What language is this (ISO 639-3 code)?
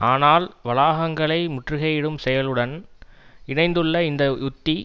tam